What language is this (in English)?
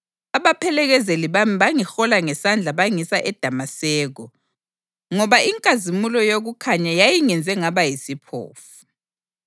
North Ndebele